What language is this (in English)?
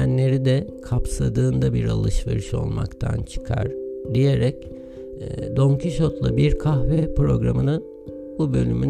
Turkish